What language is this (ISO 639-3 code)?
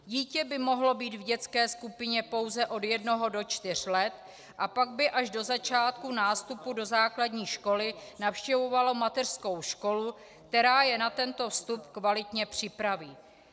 ces